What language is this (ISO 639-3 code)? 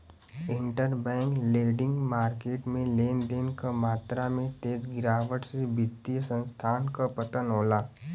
bho